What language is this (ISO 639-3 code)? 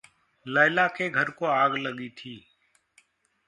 hin